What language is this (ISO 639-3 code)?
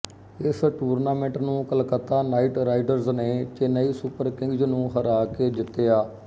pan